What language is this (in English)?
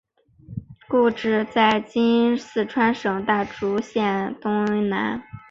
Chinese